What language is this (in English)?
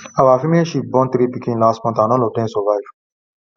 Nigerian Pidgin